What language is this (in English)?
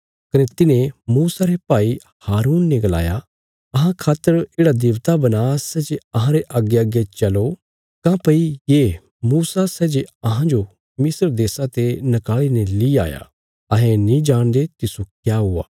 Bilaspuri